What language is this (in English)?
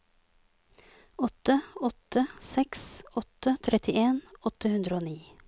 Norwegian